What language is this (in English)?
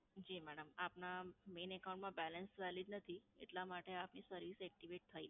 Gujarati